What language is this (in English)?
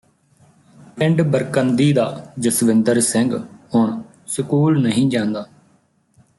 Punjabi